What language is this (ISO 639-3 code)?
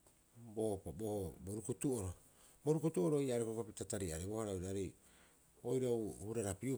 kyx